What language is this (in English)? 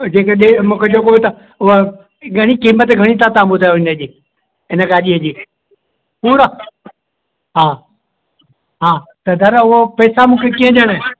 Sindhi